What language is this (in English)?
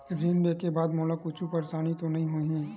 Chhattisgarhi